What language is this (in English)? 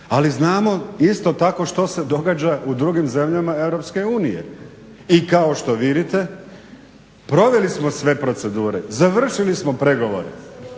Croatian